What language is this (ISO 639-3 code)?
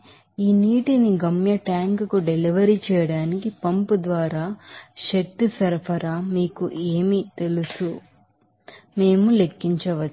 tel